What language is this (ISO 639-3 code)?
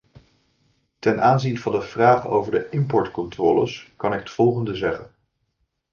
nld